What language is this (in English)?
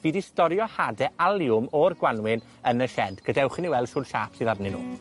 Welsh